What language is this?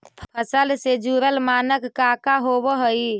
Magahi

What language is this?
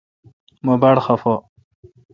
Kalkoti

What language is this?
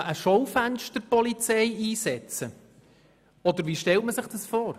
Swiss German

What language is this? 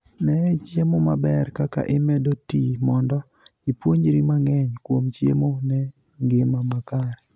Luo (Kenya and Tanzania)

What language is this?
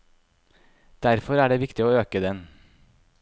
Norwegian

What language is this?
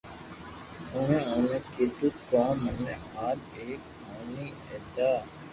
Loarki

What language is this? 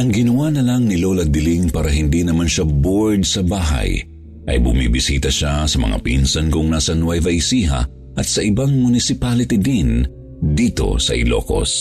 Filipino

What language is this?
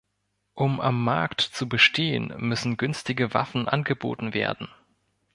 German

